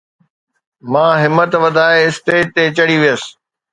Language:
Sindhi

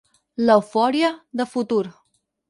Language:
Catalan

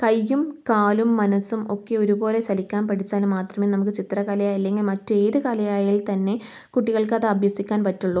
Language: Malayalam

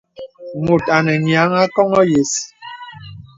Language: Bebele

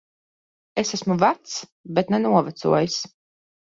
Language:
Latvian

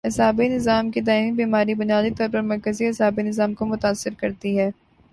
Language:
Urdu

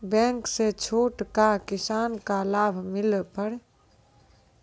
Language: Maithili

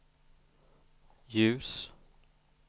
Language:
Swedish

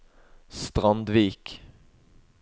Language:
Norwegian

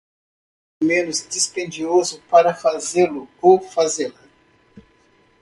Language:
Portuguese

